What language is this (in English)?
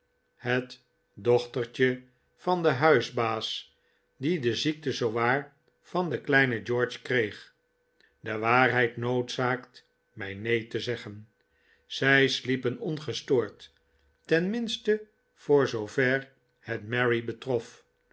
Dutch